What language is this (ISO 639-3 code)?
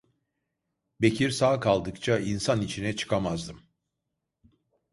tur